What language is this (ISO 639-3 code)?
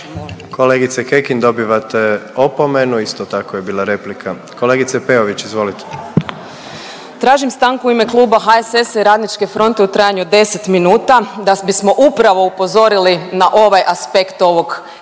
hrv